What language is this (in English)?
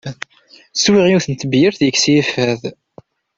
Kabyle